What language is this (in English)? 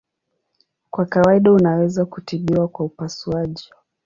Swahili